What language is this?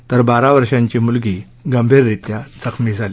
Marathi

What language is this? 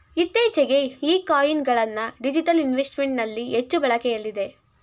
Kannada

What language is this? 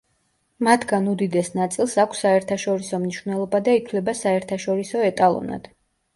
Georgian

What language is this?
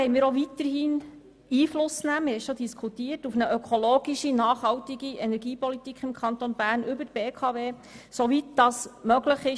Swiss German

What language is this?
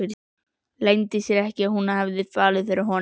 Icelandic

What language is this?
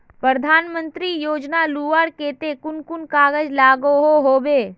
Magahi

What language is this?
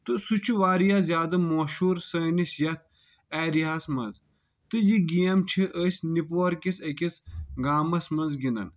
Kashmiri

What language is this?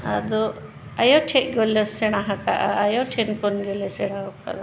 Santali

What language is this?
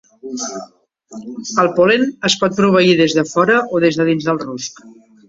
Catalan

